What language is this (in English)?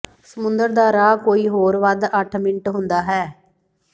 Punjabi